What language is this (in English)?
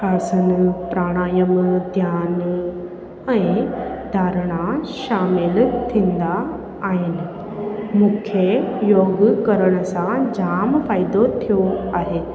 Sindhi